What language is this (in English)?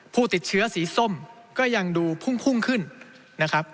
Thai